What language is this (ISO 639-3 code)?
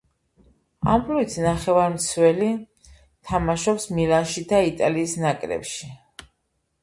kat